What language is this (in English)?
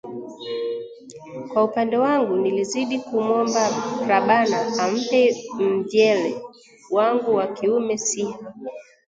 Swahili